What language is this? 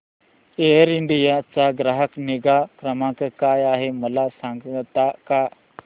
Marathi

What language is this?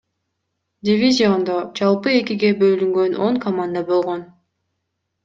Kyrgyz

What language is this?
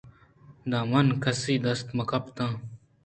Eastern Balochi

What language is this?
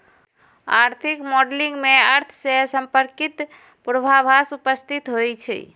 Magahi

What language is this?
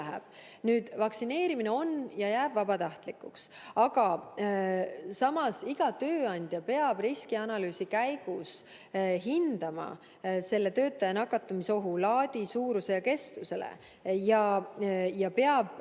Estonian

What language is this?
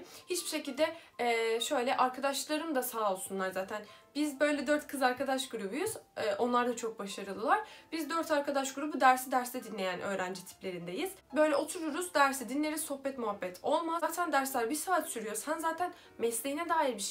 Turkish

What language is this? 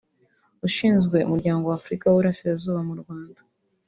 Kinyarwanda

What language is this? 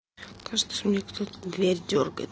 Russian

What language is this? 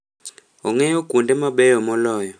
Luo (Kenya and Tanzania)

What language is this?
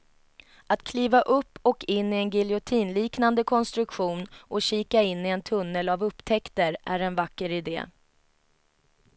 Swedish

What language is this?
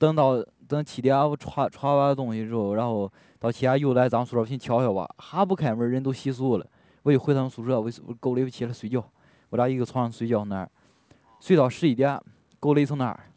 Chinese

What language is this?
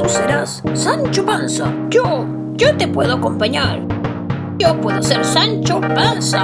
Spanish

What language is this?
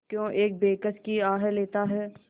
Hindi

